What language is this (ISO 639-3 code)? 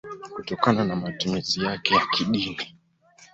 swa